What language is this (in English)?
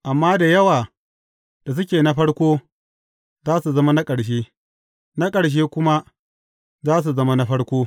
Hausa